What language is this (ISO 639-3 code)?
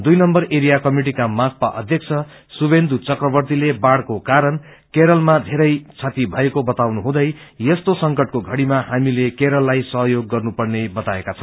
nep